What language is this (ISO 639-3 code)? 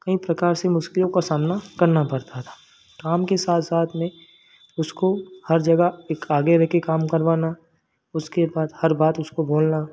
hin